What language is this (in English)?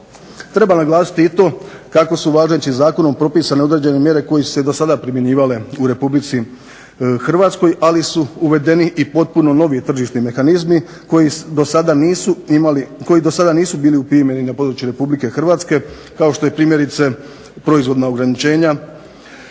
Croatian